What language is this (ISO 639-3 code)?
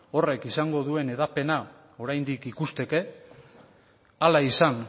eus